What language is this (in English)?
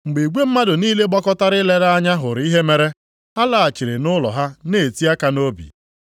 Igbo